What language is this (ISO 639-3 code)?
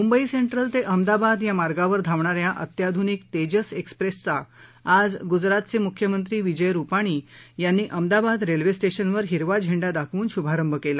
mar